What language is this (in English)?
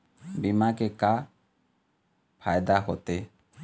Chhattisgarhi